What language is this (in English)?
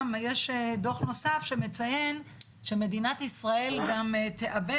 Hebrew